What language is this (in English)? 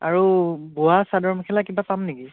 Assamese